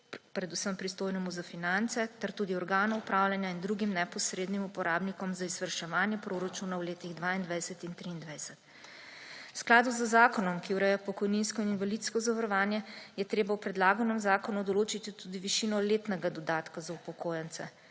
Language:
Slovenian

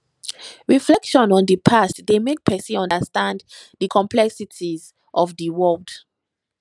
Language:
Nigerian Pidgin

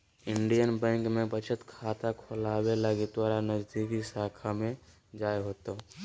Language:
Magahi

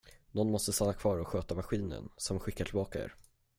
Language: Swedish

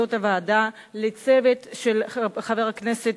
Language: Hebrew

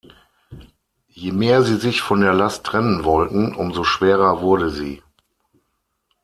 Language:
German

